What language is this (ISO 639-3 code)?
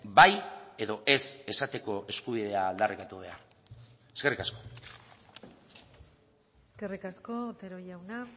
eus